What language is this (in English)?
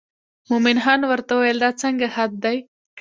Pashto